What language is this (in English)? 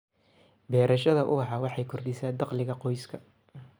Somali